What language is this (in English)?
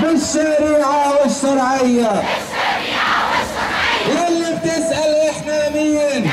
Arabic